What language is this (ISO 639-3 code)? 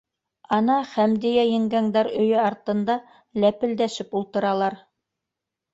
bak